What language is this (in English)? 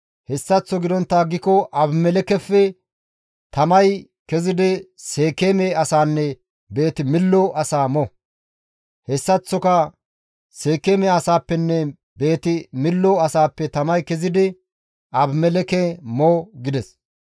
Gamo